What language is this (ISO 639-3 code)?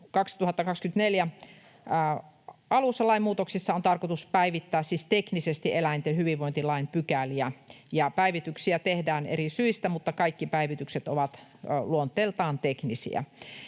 fin